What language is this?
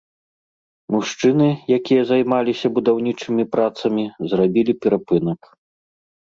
Belarusian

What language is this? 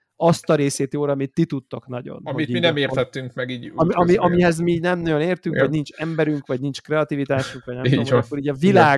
Hungarian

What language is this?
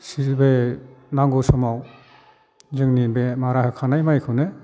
Bodo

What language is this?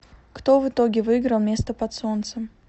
Russian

